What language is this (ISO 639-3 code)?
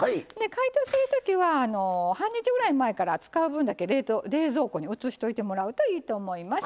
jpn